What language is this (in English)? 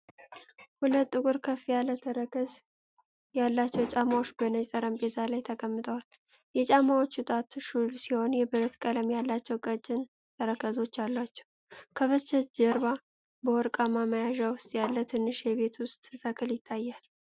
Amharic